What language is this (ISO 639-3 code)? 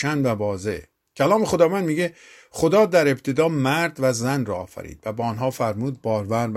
fas